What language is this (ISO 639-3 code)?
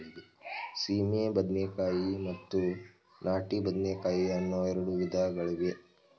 kan